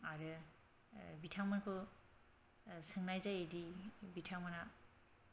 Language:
Bodo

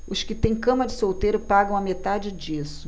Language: Portuguese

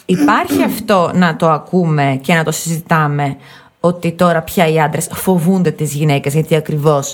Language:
Greek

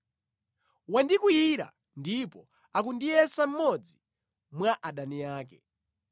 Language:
Nyanja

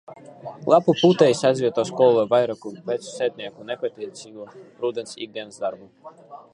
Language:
Latvian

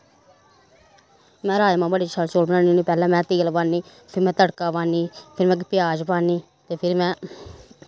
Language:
Dogri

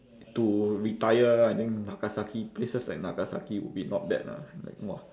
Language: English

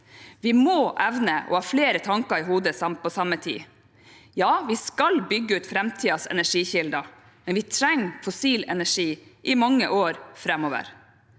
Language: Norwegian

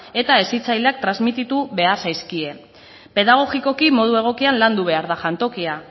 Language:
Basque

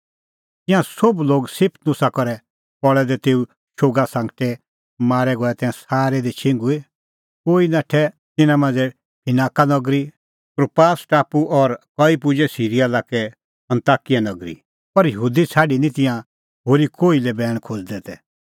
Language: Kullu Pahari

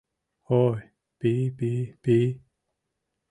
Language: Mari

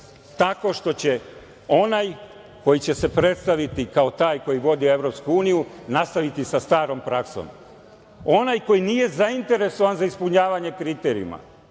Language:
Serbian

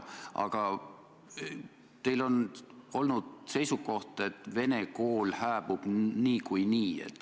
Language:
Estonian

